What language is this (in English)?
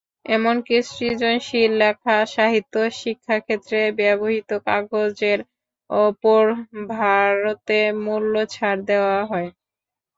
Bangla